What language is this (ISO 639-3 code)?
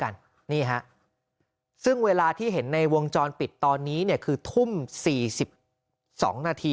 tha